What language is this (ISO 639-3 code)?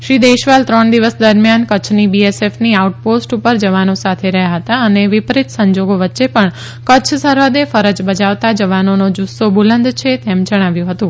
guj